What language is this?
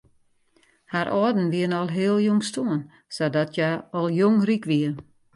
Western Frisian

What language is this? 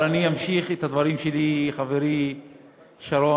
Hebrew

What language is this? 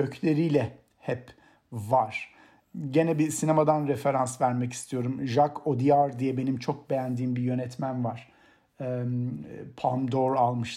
Turkish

